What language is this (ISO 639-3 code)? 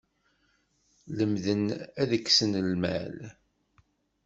kab